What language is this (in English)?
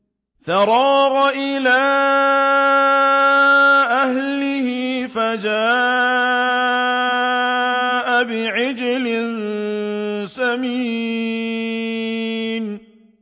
Arabic